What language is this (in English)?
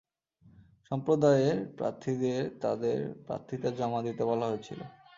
Bangla